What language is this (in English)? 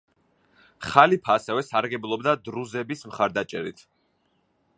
Georgian